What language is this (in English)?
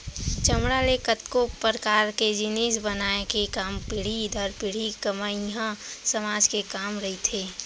Chhattisgarhi